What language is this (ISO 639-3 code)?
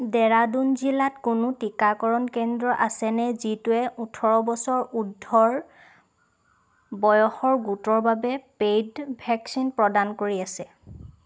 asm